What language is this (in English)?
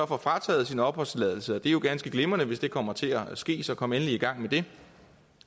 Danish